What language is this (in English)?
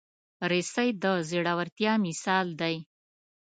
Pashto